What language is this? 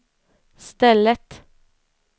Swedish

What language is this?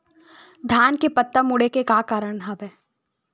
Chhattisgarhi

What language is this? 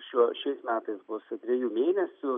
Lithuanian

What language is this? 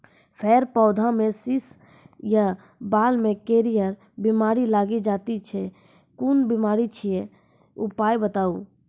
Maithili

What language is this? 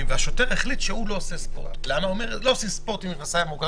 Hebrew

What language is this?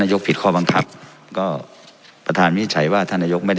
Thai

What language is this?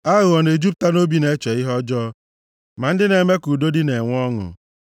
Igbo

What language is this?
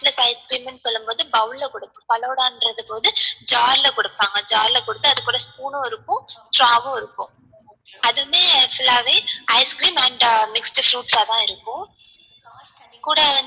Tamil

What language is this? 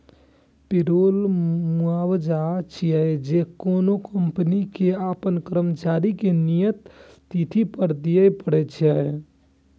Maithili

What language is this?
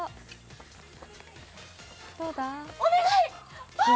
Japanese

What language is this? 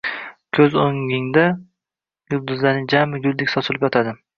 Uzbek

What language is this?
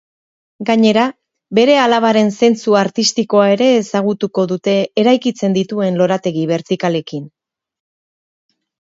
Basque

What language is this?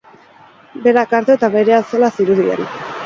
Basque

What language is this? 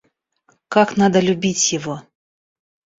Russian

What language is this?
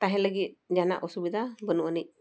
Santali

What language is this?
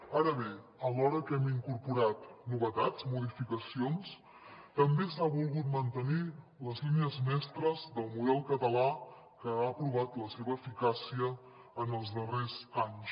Catalan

